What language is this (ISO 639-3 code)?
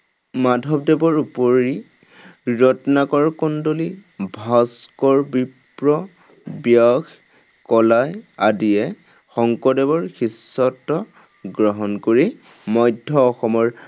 asm